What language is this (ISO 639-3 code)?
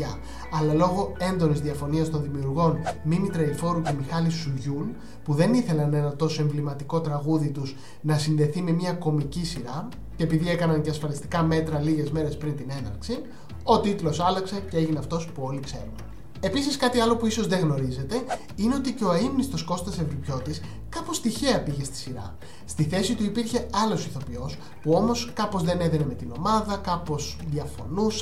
ell